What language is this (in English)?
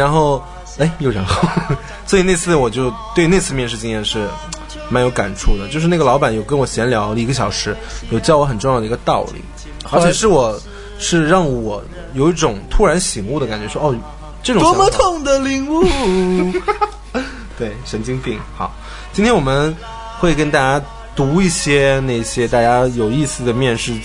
Chinese